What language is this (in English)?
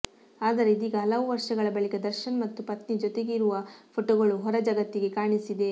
Kannada